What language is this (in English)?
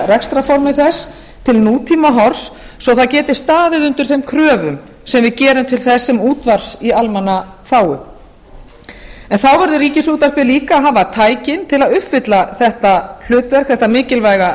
Icelandic